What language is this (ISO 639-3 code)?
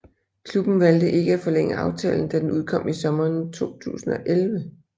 dan